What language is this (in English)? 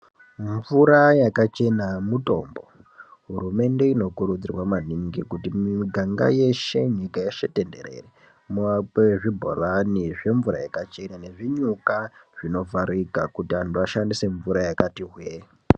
Ndau